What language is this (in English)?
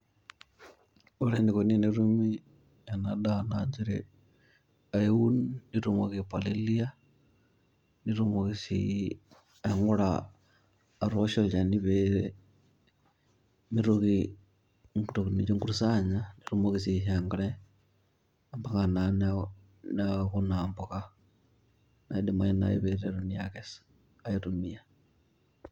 Masai